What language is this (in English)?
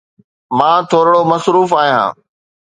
Sindhi